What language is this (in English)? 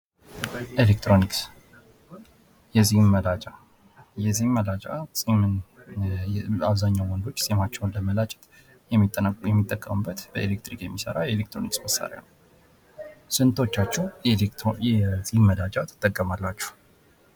Amharic